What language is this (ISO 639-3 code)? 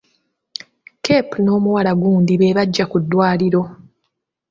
lug